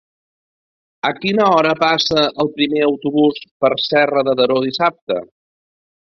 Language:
Catalan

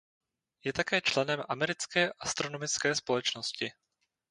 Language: Czech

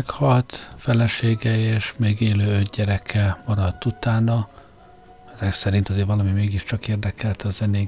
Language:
Hungarian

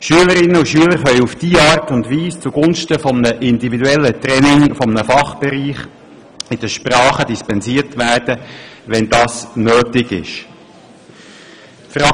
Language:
Swiss German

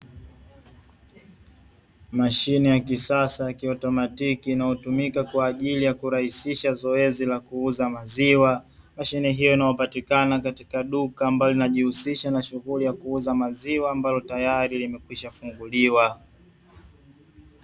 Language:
Swahili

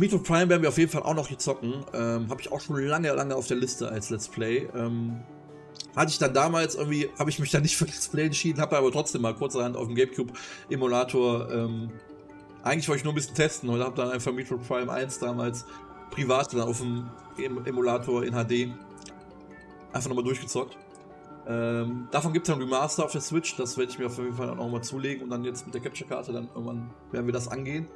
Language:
German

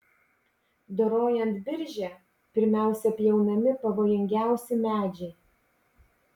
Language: Lithuanian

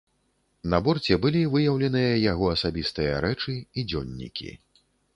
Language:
Belarusian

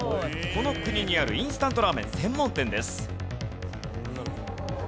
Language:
Japanese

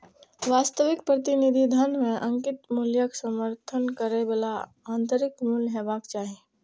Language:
Maithili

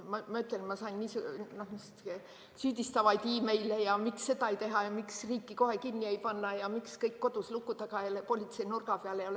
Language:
Estonian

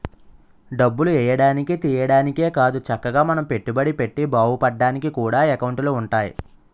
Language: Telugu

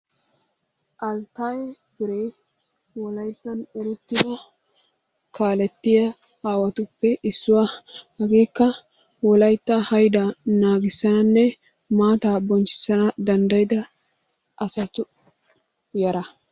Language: Wolaytta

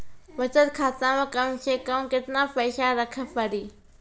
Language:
Maithili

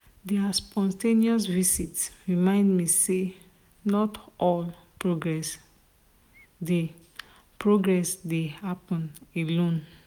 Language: Nigerian Pidgin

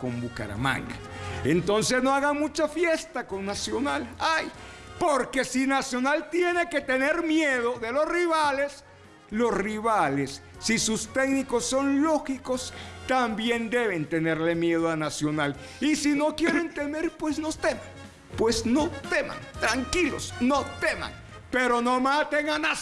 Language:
Spanish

